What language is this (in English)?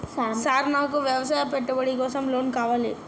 Telugu